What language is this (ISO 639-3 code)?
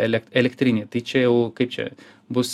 lit